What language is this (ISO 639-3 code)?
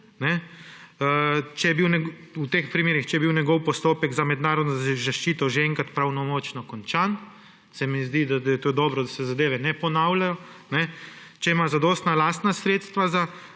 slv